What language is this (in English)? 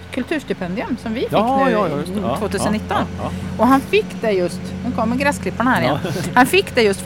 Swedish